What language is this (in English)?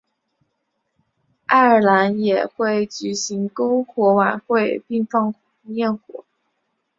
Chinese